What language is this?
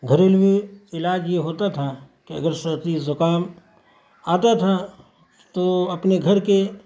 Urdu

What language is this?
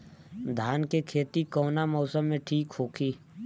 Bhojpuri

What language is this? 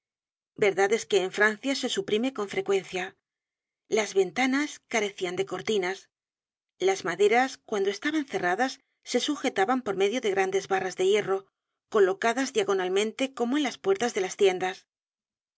Spanish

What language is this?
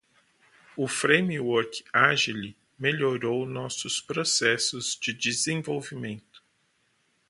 Portuguese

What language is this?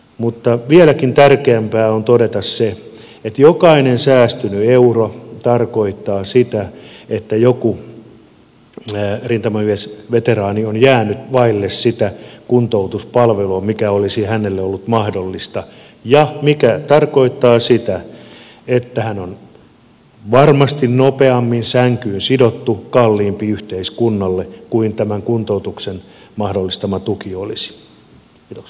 Finnish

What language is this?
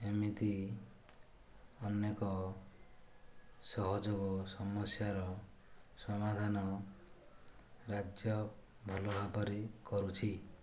Odia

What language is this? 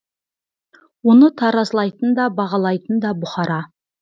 Kazakh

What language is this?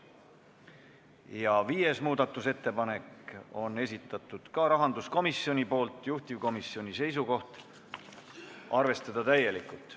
Estonian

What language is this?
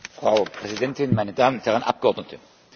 German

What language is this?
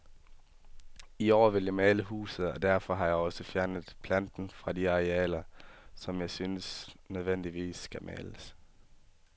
Danish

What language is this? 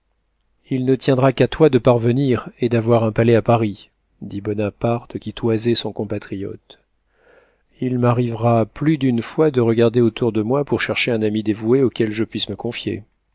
French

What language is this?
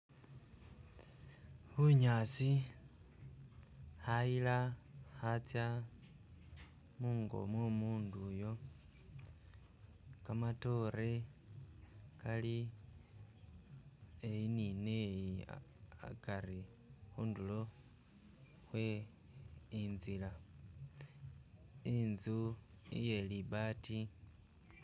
Masaaba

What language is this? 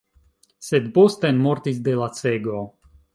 Esperanto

